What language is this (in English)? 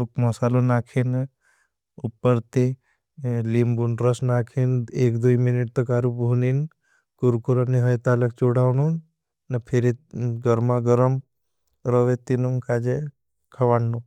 Bhili